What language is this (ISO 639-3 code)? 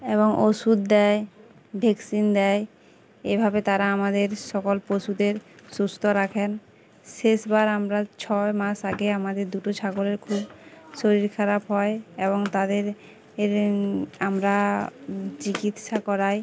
ben